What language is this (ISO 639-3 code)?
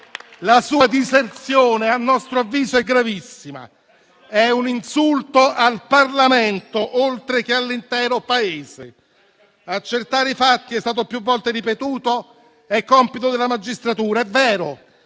ita